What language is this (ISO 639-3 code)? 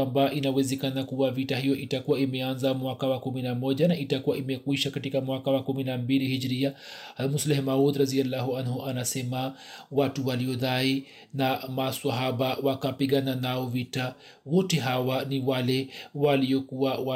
swa